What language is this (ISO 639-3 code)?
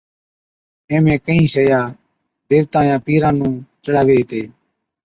odk